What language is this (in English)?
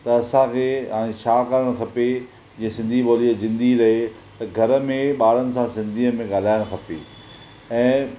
Sindhi